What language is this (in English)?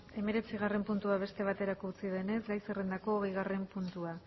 Basque